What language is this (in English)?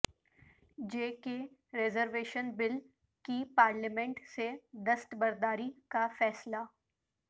Urdu